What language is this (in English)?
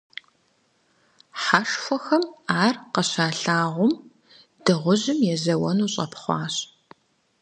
Kabardian